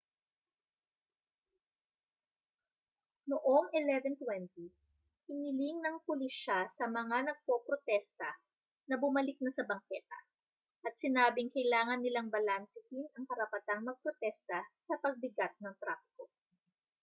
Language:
Filipino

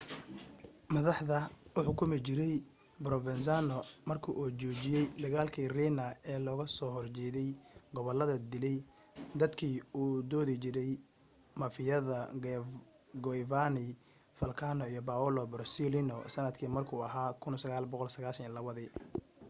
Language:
Somali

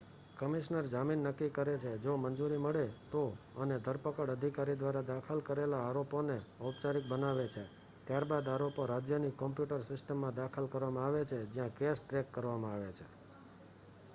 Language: Gujarati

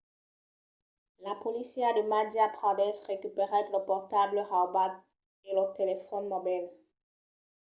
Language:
Occitan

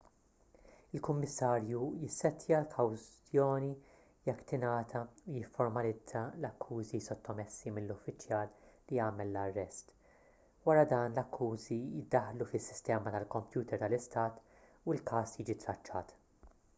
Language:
Maltese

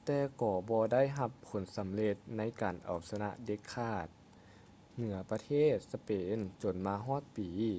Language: Lao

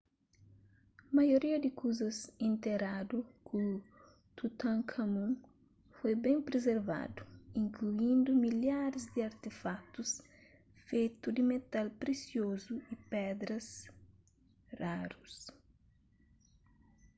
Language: Kabuverdianu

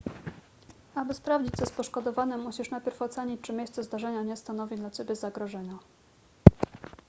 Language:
Polish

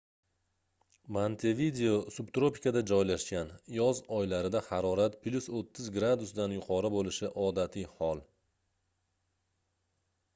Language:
Uzbek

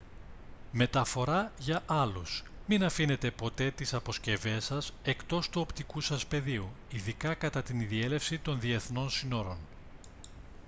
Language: Greek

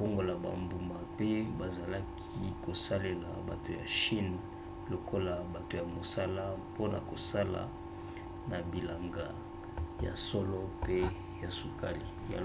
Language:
Lingala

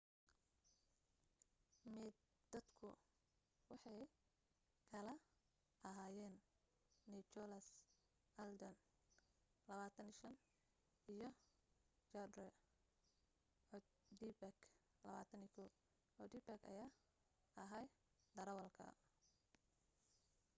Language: Somali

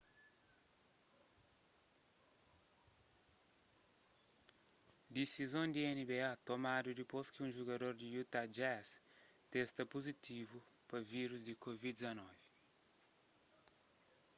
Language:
Kabuverdianu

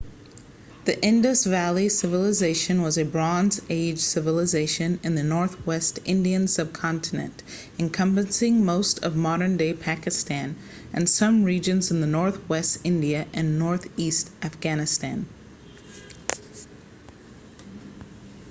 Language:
English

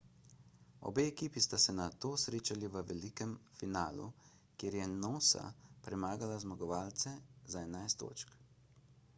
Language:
Slovenian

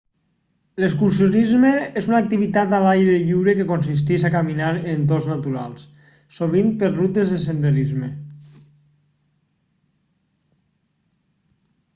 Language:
Catalan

